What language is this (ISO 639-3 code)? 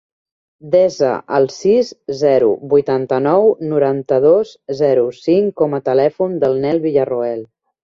cat